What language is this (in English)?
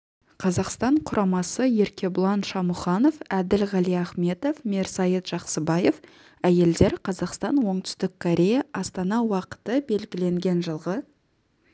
Kazakh